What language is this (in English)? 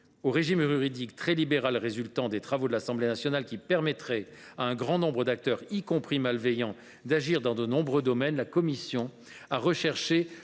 French